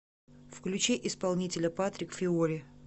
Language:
Russian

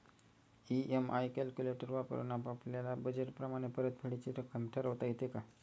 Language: Marathi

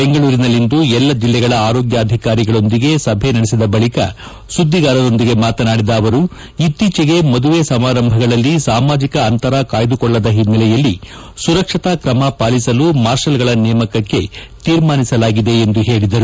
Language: Kannada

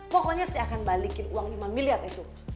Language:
Indonesian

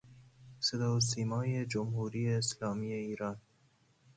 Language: Persian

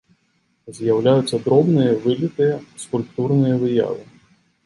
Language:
Belarusian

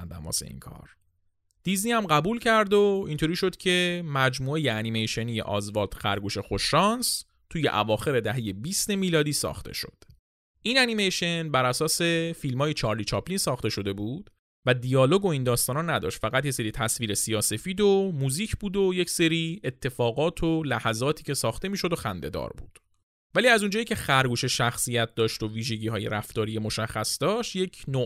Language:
Persian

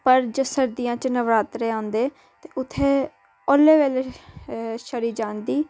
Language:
Dogri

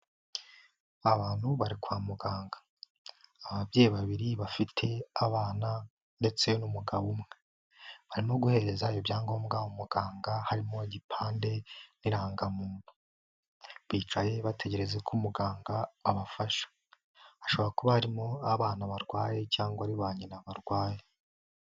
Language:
Kinyarwanda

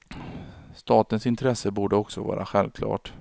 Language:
Swedish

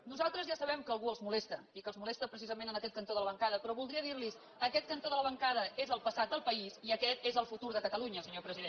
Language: Catalan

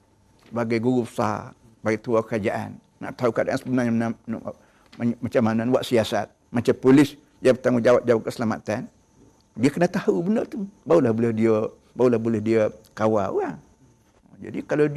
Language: Malay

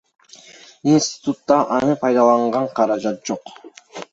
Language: Kyrgyz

